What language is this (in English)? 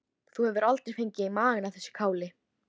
Icelandic